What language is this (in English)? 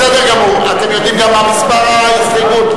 Hebrew